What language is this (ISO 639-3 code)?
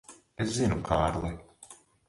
lav